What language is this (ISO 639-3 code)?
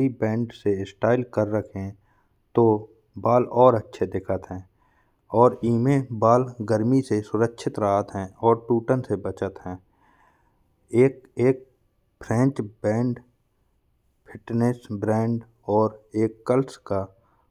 bns